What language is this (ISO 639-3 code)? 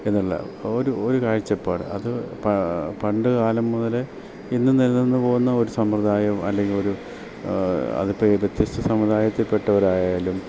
mal